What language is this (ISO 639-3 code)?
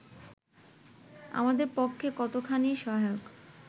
ben